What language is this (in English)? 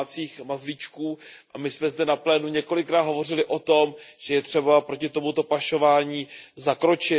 Czech